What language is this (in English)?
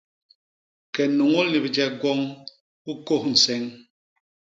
Basaa